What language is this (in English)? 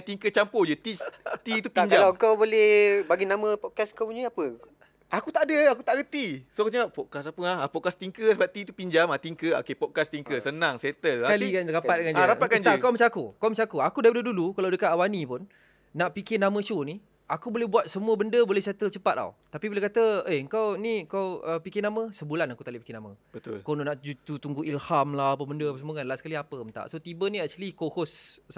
Malay